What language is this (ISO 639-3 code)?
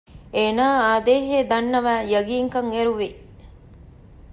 div